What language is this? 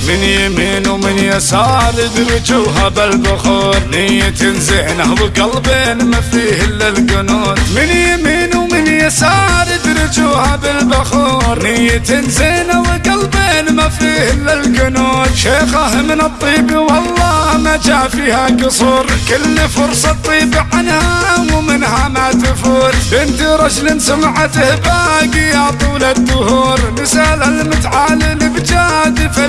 Arabic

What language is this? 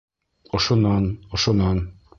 Bashkir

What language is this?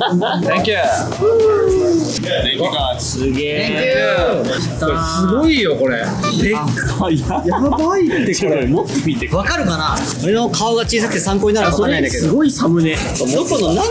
Japanese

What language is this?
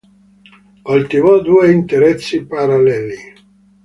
Italian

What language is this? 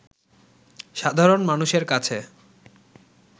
Bangla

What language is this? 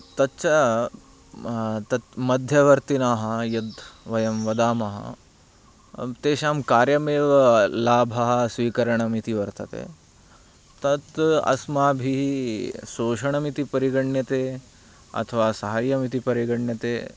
Sanskrit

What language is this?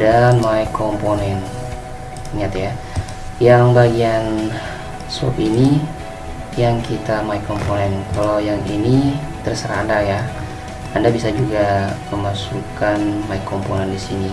Indonesian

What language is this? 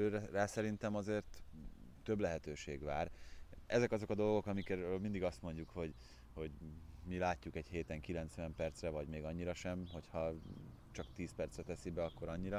Hungarian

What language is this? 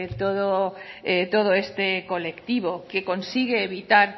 Spanish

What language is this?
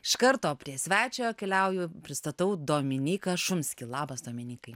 Lithuanian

